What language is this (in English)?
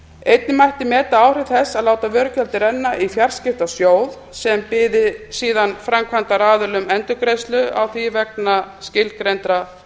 Icelandic